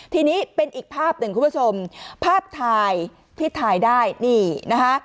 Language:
Thai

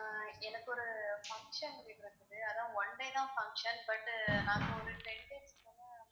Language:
Tamil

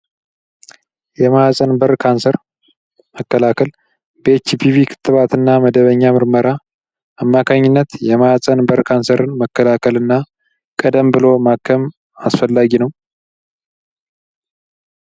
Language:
Amharic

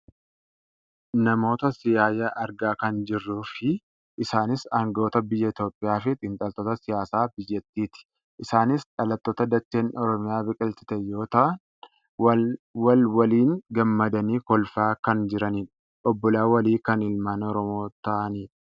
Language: Oromo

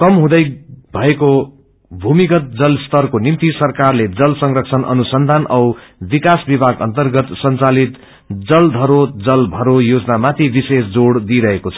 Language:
Nepali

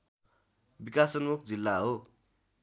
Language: Nepali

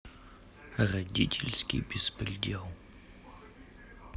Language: Russian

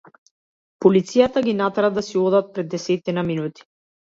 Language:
Macedonian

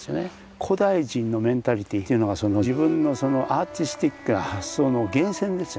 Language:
Japanese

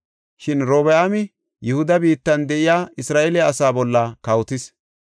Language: Gofa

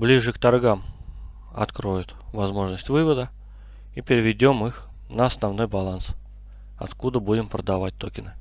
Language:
Russian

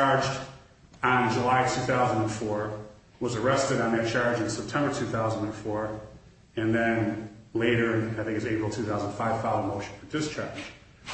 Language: English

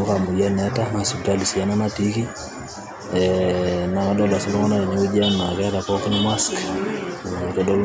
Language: Masai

